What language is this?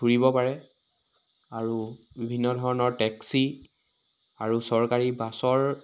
Assamese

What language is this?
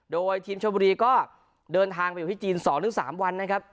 Thai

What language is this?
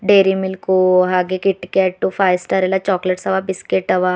Kannada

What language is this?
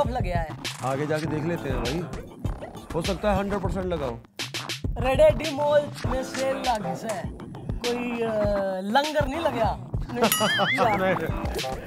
Punjabi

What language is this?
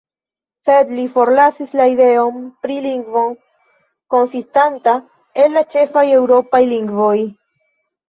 Esperanto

